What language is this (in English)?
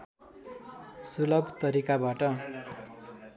Nepali